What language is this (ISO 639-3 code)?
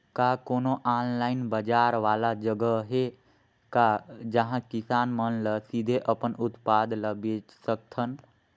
hne